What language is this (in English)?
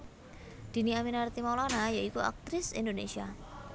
Javanese